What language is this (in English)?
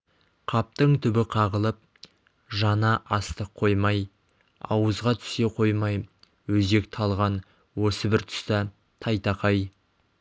Kazakh